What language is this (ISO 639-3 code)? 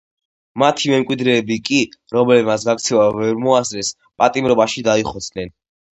kat